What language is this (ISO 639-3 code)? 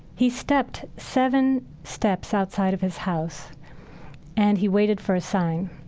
eng